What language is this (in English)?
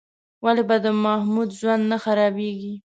Pashto